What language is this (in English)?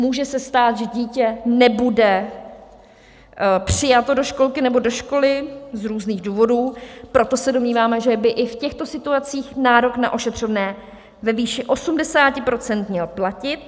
Czech